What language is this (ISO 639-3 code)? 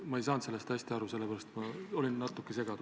est